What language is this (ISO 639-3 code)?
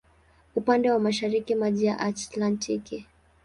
swa